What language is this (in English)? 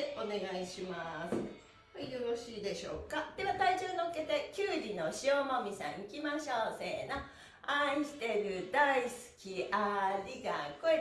Japanese